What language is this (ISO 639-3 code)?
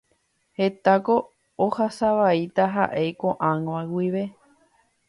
grn